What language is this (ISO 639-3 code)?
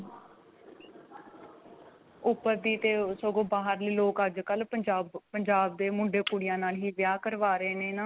pan